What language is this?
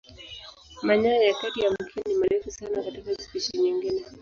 Swahili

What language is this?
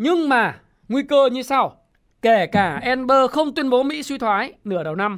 Vietnamese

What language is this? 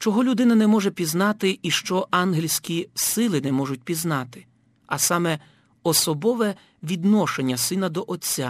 Ukrainian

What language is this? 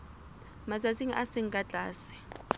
Southern Sotho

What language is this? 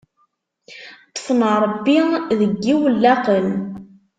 Kabyle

